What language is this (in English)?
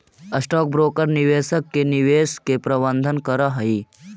Magahi